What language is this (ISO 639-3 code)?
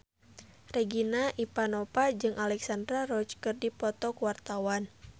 sun